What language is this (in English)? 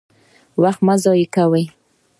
Pashto